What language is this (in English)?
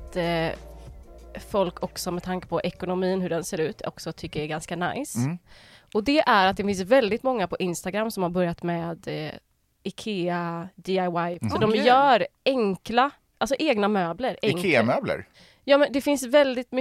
Swedish